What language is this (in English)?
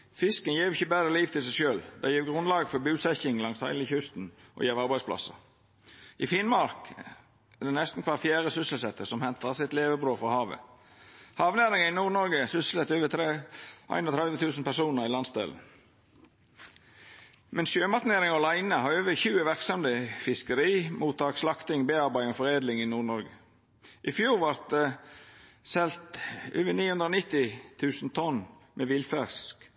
Norwegian Nynorsk